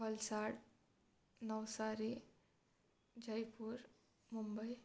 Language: Gujarati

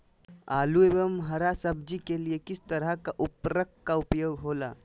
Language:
Magahi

